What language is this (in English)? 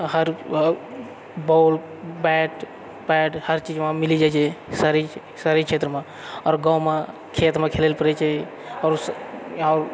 Maithili